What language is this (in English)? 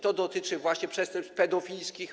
Polish